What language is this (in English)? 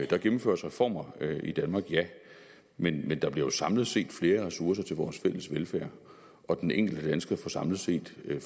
Danish